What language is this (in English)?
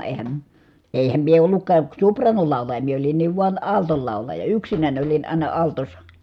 Finnish